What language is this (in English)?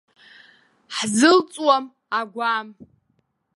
Abkhazian